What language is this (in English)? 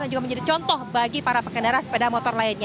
Indonesian